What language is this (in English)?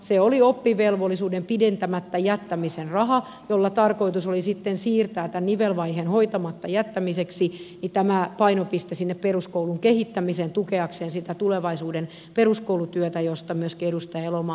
Finnish